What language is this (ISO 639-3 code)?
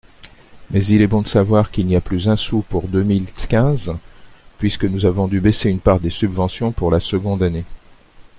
fra